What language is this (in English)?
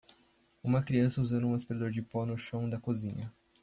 Portuguese